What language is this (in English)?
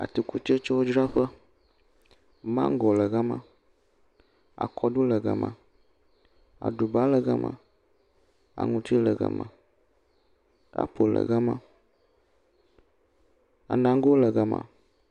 Ewe